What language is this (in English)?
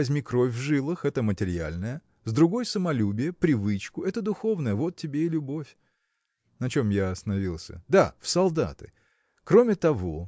Russian